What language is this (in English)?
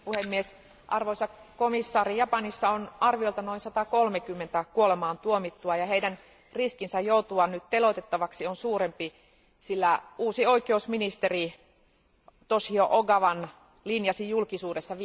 Finnish